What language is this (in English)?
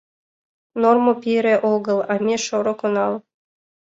Mari